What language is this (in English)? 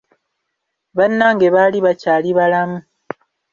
Ganda